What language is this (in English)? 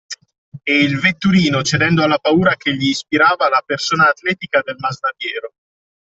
Italian